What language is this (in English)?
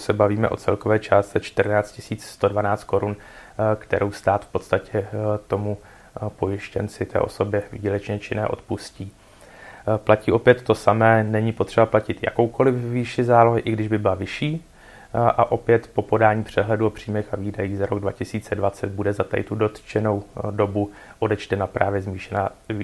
Czech